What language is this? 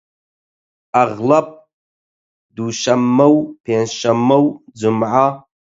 Central Kurdish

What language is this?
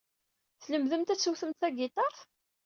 Kabyle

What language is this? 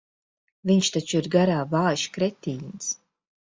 Latvian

